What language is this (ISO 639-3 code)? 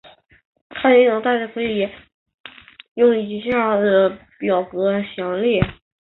zho